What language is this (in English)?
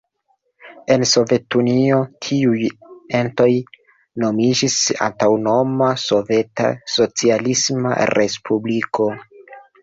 Esperanto